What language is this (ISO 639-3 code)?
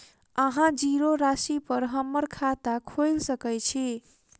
mai